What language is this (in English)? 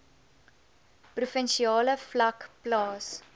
Afrikaans